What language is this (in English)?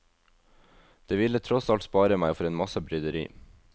Norwegian